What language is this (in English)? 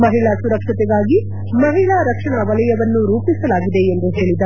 Kannada